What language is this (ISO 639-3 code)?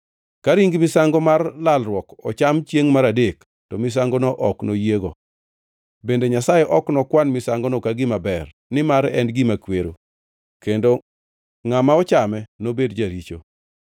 luo